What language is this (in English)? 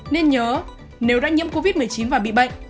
Vietnamese